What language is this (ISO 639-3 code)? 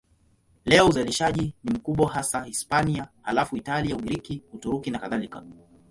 swa